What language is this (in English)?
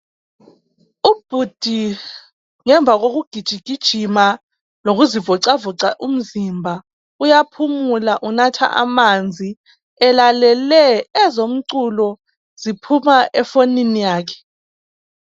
North Ndebele